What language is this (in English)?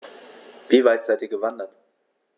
German